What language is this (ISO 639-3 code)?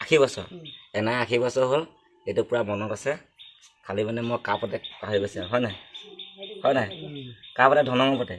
asm